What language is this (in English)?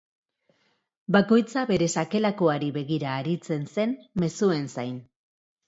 Basque